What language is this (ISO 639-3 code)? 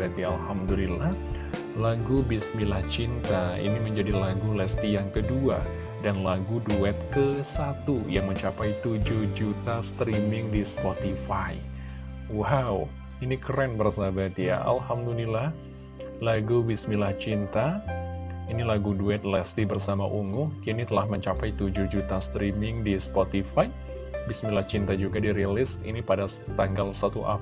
ind